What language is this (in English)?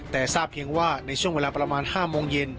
Thai